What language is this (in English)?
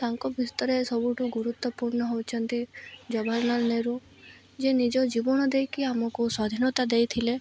Odia